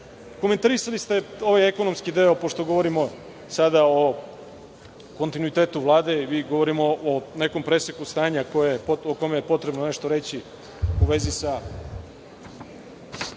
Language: Serbian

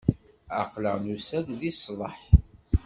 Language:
Kabyle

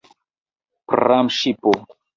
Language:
Esperanto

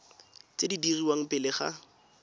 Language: Tswana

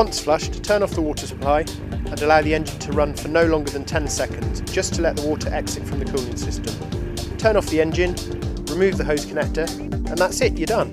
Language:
English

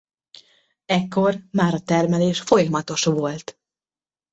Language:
Hungarian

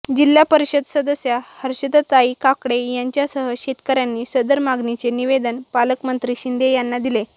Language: Marathi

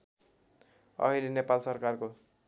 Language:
Nepali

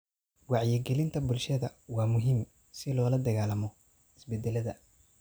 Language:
Somali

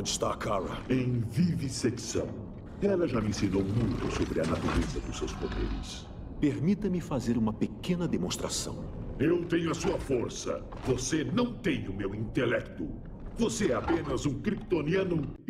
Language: Portuguese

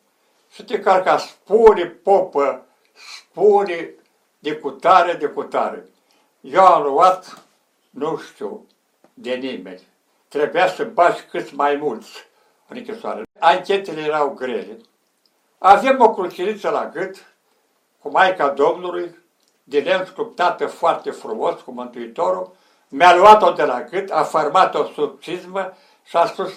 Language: Romanian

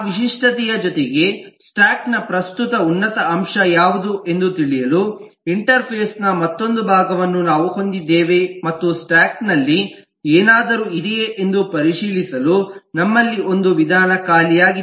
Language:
Kannada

